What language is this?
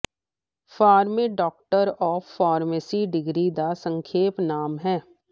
Punjabi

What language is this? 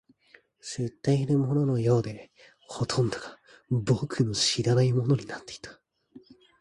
Japanese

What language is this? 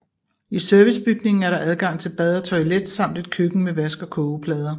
Danish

